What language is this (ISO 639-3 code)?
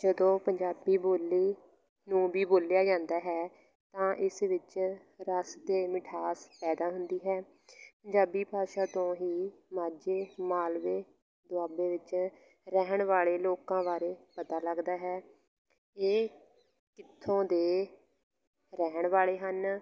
pan